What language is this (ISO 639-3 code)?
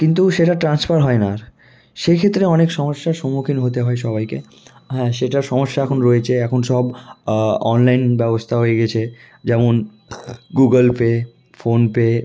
ben